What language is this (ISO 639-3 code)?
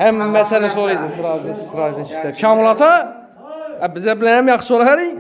tur